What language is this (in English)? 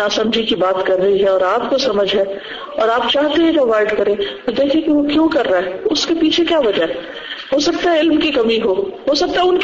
Urdu